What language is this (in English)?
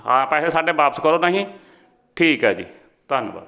Punjabi